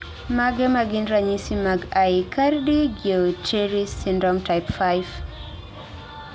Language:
Luo (Kenya and Tanzania)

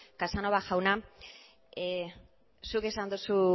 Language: Basque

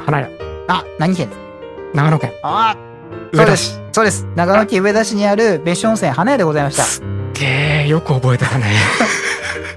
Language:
Japanese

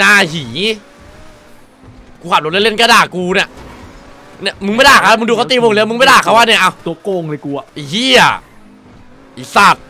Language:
Thai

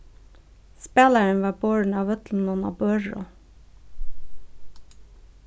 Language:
Faroese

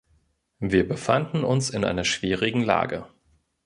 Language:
German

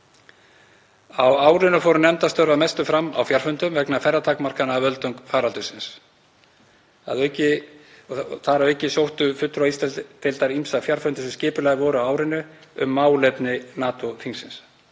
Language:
Icelandic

